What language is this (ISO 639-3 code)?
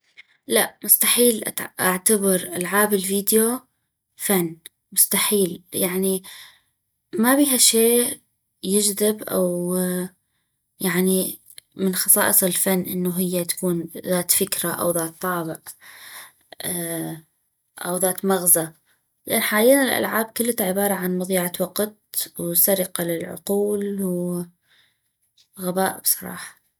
ayp